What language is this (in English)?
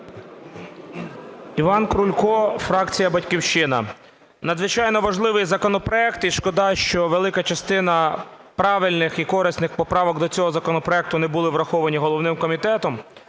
Ukrainian